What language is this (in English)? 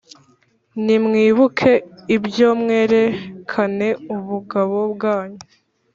Kinyarwanda